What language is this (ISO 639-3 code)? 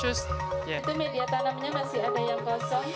ind